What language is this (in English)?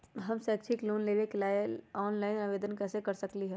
Magahi